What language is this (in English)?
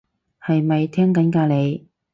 Cantonese